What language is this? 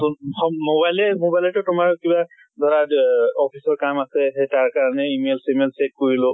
Assamese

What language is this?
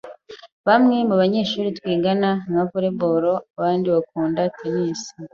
Kinyarwanda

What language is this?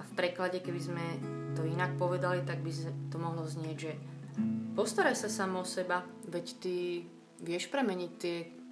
Slovak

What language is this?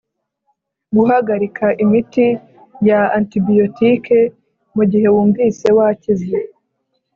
Kinyarwanda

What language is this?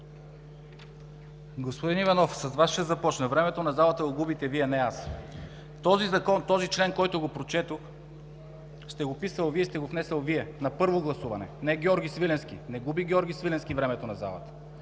Bulgarian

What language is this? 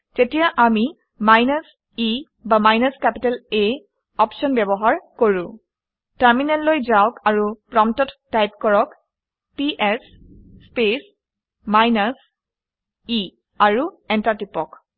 Assamese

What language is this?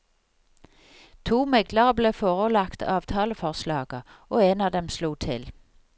Norwegian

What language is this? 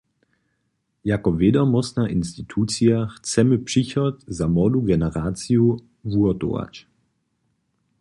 Upper Sorbian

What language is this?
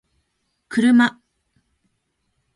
Japanese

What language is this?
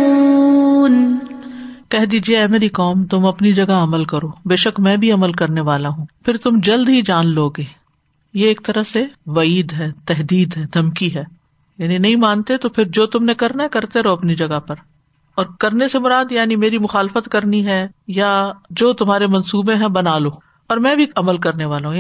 Urdu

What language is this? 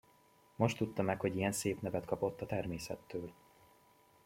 Hungarian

